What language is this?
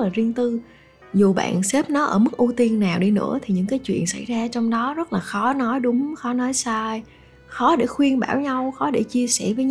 Vietnamese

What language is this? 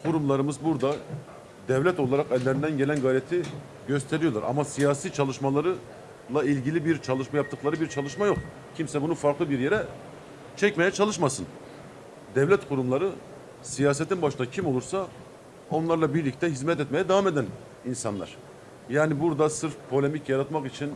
Turkish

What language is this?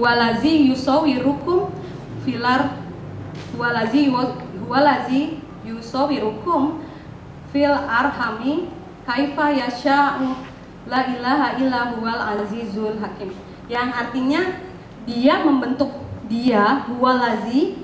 Indonesian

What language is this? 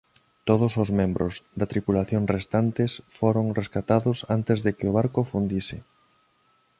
Galician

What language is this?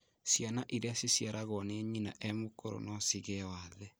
Kikuyu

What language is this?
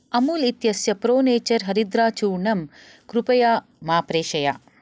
Sanskrit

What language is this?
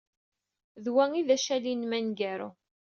Kabyle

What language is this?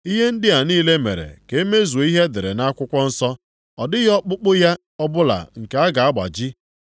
Igbo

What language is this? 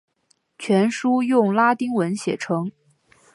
Chinese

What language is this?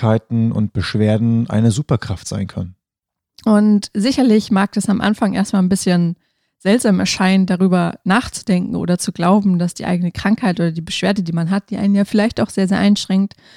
German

